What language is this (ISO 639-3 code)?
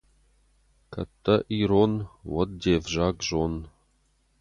oss